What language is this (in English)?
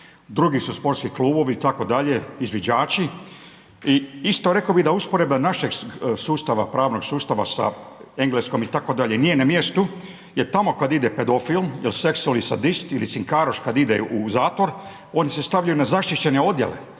Croatian